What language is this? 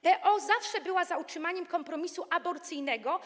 Polish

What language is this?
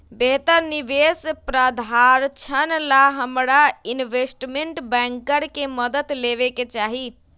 Magahi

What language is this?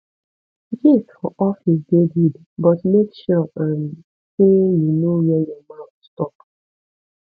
Nigerian Pidgin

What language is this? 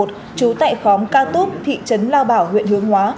Vietnamese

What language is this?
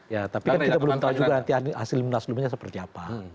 Indonesian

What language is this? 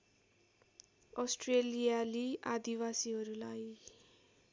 Nepali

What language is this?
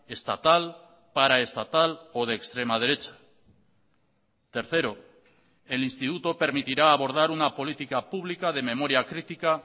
Spanish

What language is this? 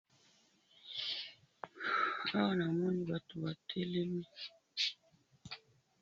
Lingala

